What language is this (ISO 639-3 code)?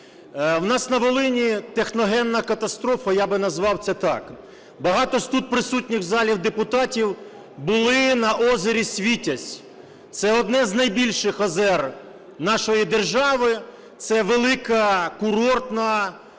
ukr